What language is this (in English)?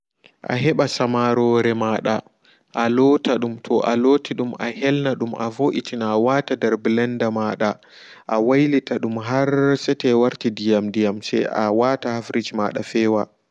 Fula